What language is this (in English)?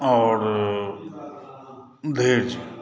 Maithili